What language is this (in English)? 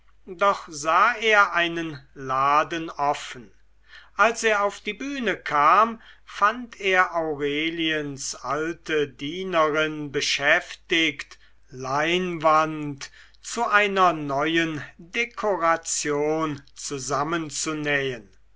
German